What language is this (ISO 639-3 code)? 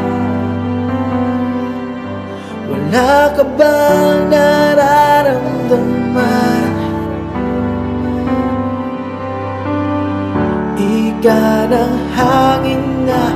ind